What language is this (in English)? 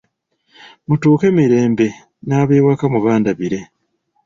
Ganda